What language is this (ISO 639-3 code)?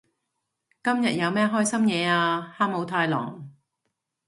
yue